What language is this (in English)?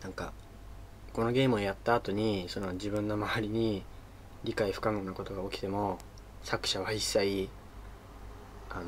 Japanese